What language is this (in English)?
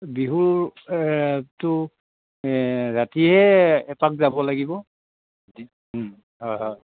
Assamese